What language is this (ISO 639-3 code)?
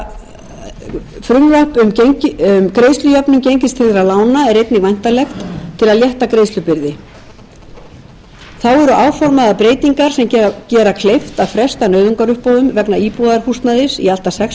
isl